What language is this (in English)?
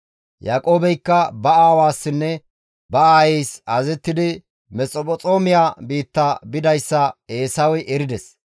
Gamo